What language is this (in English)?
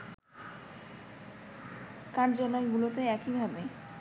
Bangla